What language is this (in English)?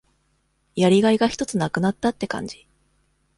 Japanese